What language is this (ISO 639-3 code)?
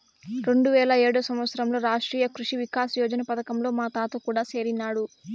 tel